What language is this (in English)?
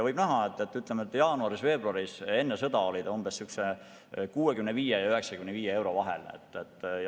Estonian